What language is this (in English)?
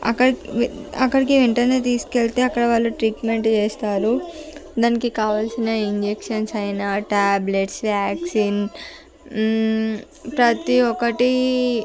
Telugu